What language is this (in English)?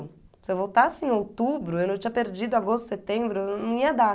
Portuguese